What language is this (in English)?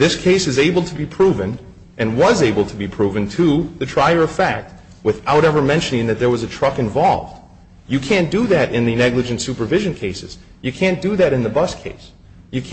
English